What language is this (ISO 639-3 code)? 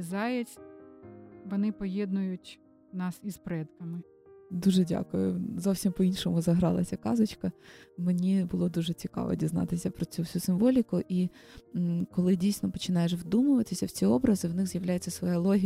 ukr